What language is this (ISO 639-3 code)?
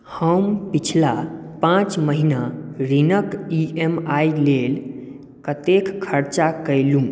mai